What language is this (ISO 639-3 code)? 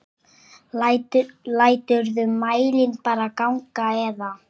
isl